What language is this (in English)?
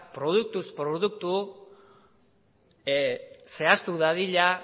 Basque